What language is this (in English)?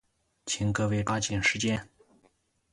Chinese